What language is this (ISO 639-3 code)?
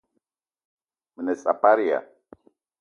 eto